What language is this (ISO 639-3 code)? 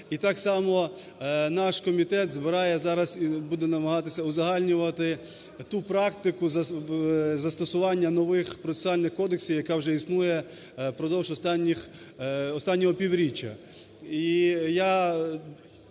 ukr